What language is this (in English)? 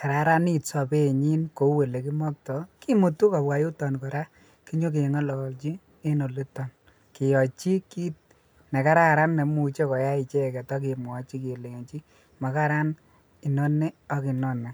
Kalenjin